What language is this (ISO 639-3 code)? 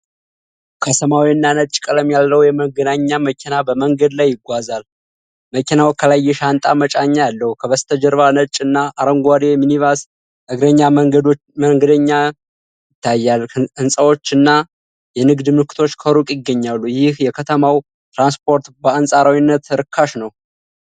amh